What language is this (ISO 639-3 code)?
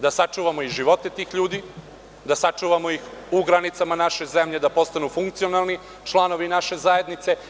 srp